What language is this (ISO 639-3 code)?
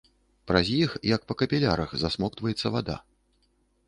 bel